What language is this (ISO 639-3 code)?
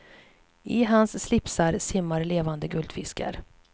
swe